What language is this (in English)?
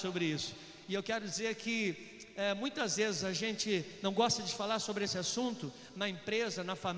Portuguese